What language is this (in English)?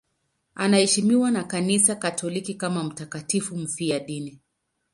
Swahili